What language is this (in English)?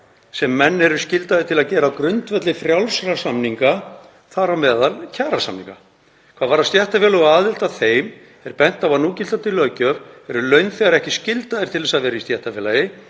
Icelandic